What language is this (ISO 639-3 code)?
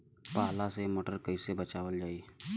bho